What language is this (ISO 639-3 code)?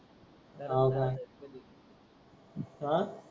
mar